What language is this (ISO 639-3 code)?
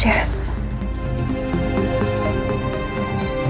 ind